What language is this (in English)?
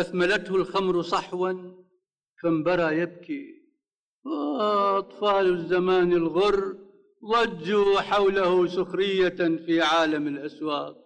Arabic